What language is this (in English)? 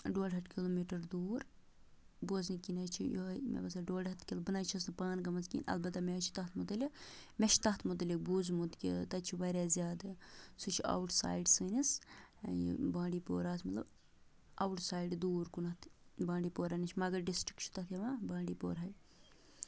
Kashmiri